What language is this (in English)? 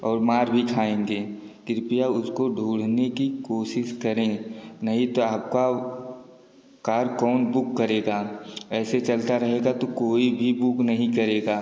Hindi